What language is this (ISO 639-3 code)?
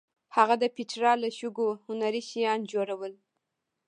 pus